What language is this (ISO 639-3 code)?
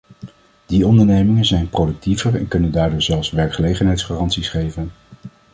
nld